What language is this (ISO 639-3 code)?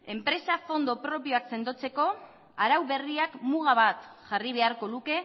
eus